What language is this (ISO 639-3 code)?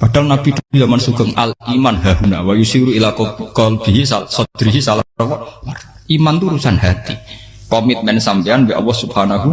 ind